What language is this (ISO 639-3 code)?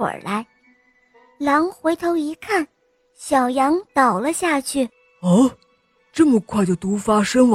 zho